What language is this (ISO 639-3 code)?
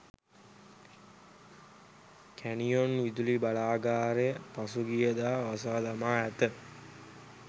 sin